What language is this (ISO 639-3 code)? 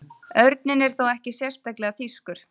isl